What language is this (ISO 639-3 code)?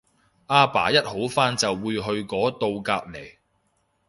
yue